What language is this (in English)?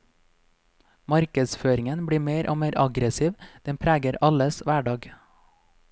Norwegian